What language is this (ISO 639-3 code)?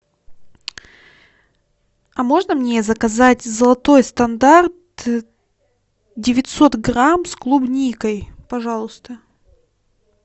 rus